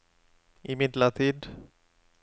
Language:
Norwegian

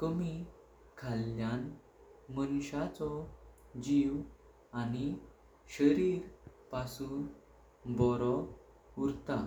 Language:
Konkani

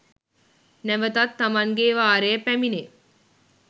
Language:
Sinhala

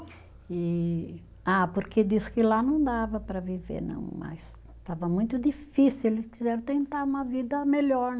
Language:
Portuguese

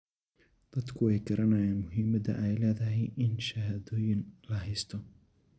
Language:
Somali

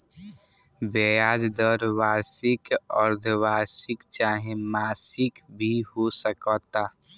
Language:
Bhojpuri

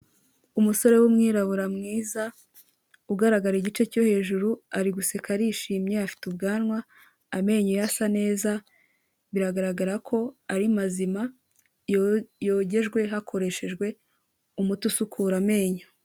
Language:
Kinyarwanda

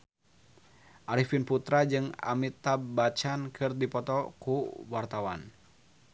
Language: Sundanese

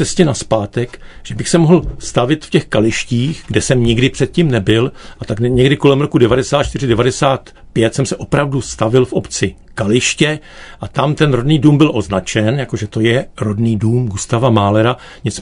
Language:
Czech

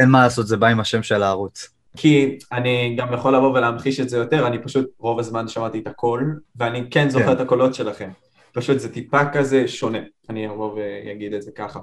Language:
Hebrew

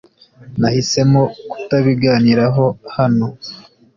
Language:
Kinyarwanda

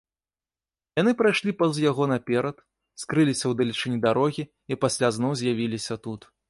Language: Belarusian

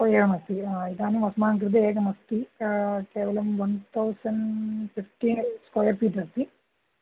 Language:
Sanskrit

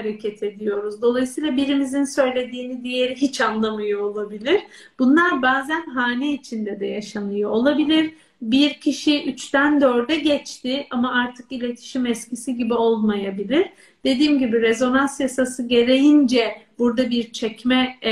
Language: Turkish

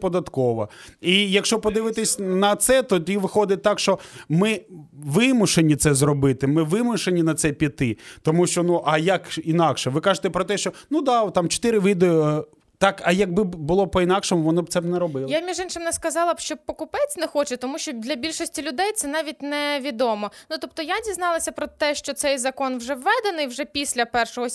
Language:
Ukrainian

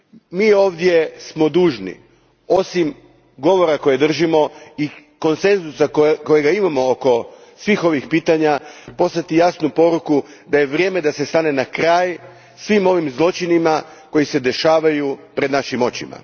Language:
Croatian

